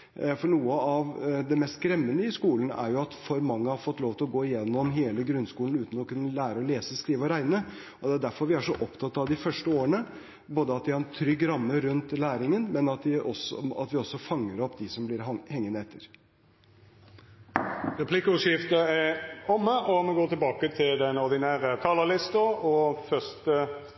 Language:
Norwegian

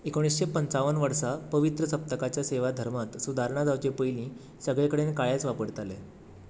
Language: Konkani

